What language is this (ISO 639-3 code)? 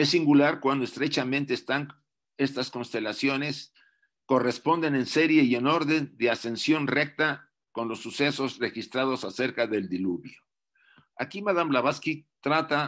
spa